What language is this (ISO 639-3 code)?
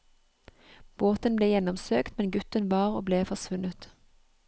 nor